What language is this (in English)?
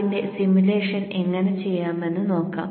Malayalam